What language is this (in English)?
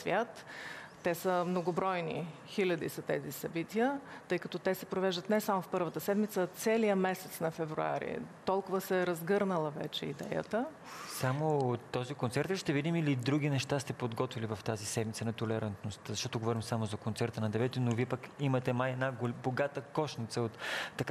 Bulgarian